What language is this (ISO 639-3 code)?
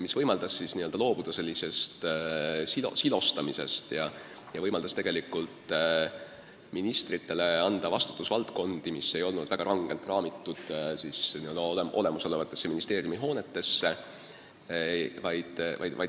est